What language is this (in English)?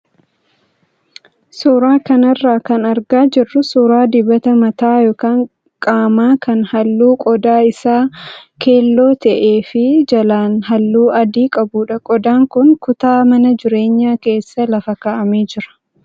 Oromo